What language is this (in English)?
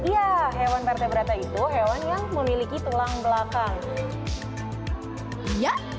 Indonesian